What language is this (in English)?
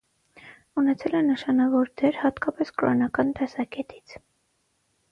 Armenian